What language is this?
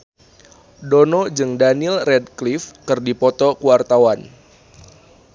Sundanese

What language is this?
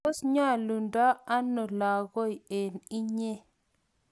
Kalenjin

